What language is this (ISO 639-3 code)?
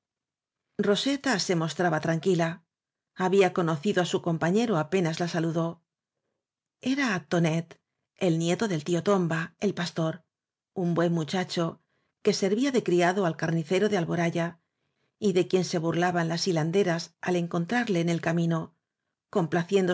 spa